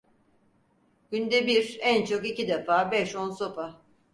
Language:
Turkish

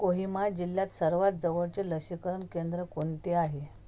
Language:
Marathi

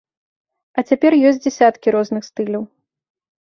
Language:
Belarusian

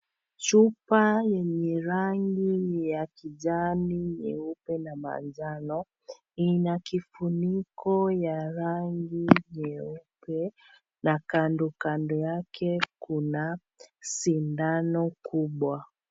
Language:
Swahili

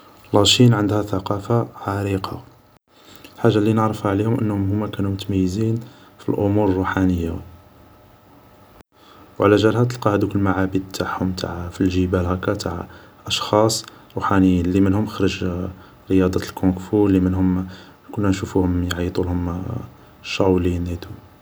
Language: Algerian Arabic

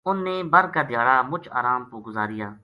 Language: Gujari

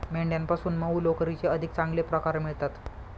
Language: Marathi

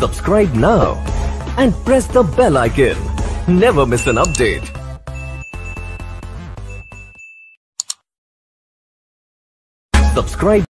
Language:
Hindi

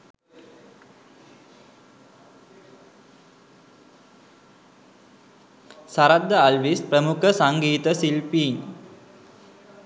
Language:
Sinhala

